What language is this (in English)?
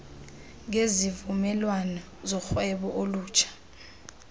Xhosa